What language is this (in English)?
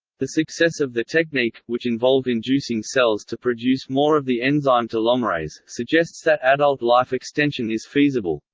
English